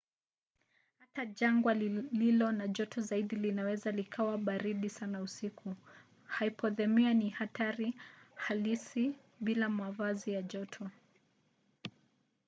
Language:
Swahili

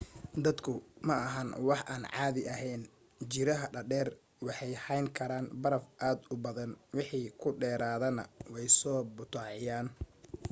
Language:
Somali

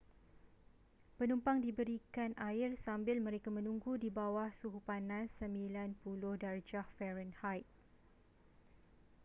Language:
Malay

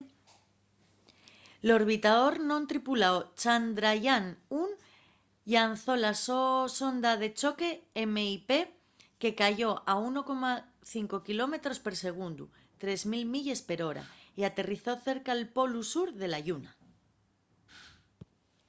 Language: Asturian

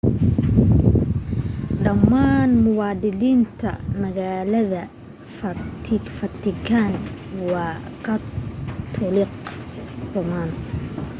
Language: Somali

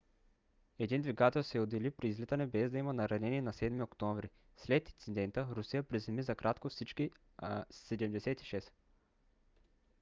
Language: Bulgarian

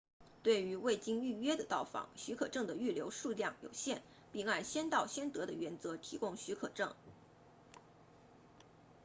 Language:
Chinese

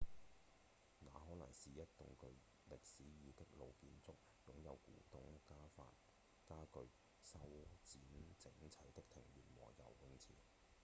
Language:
Cantonese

